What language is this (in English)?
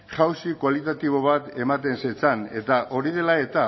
Basque